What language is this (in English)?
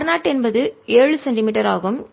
Tamil